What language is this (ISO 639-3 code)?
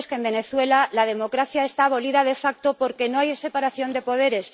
spa